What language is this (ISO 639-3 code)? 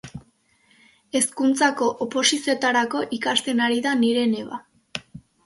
eus